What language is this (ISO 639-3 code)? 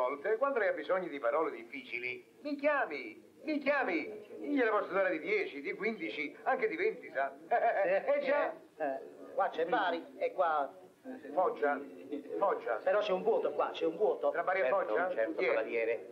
ita